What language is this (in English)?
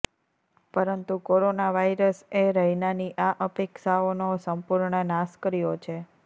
Gujarati